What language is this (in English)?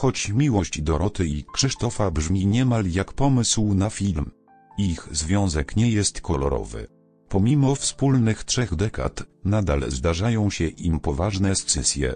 Polish